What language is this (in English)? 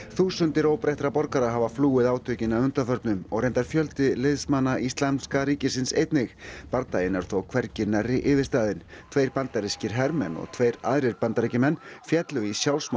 Icelandic